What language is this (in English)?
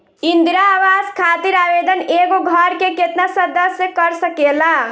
Bhojpuri